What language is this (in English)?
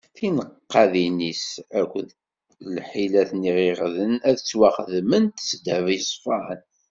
Kabyle